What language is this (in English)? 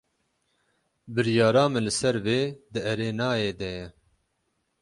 Kurdish